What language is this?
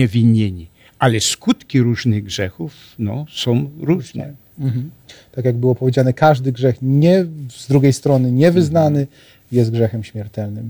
Polish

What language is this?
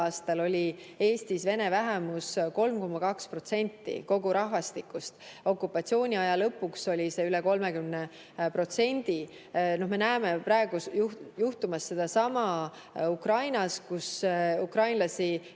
Estonian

